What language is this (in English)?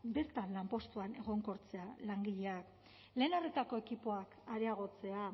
Basque